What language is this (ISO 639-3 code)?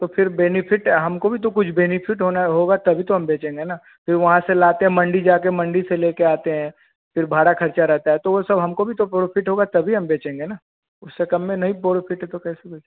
hin